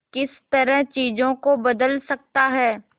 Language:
Hindi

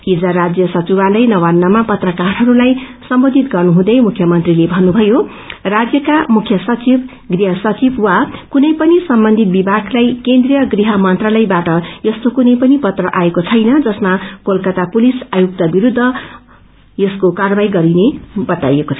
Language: Nepali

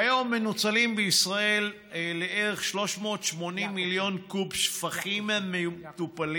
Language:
Hebrew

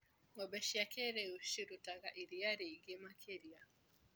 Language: Kikuyu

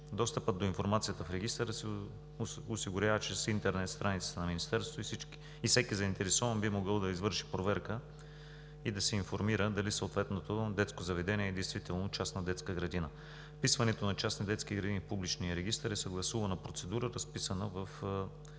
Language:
Bulgarian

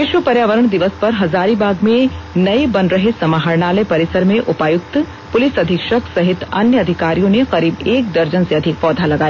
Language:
Hindi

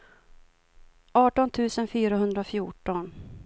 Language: Swedish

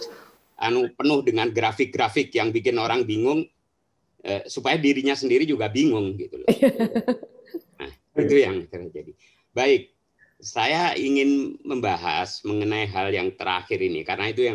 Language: Indonesian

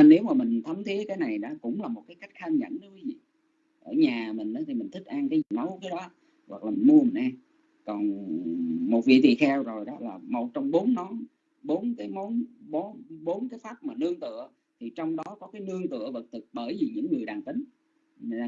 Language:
Vietnamese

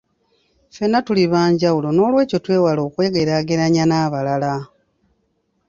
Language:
Ganda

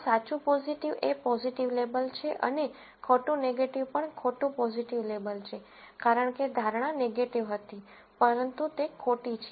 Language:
Gujarati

